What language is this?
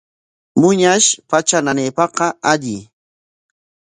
Corongo Ancash Quechua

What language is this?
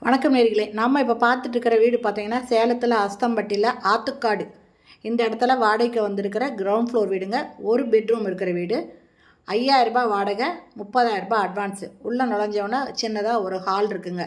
Tamil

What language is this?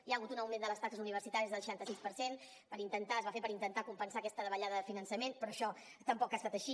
Catalan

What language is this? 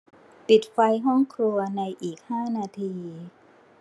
Thai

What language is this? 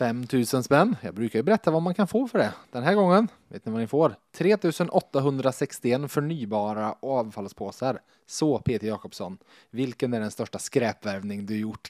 Swedish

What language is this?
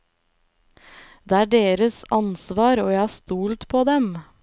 Norwegian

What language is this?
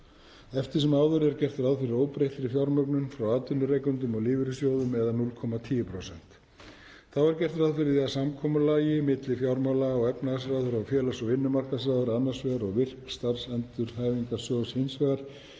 Icelandic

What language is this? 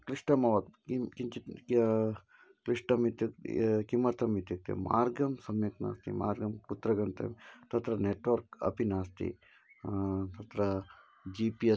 Sanskrit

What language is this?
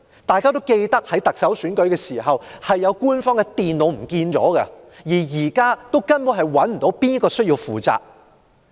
Cantonese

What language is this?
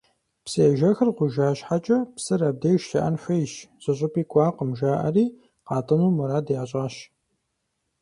Kabardian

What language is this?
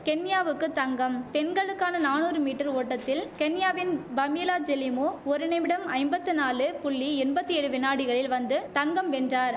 Tamil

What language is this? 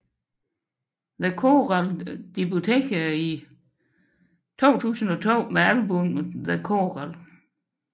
Danish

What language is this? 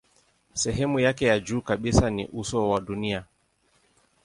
Swahili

